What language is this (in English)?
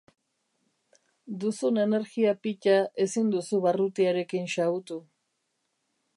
Basque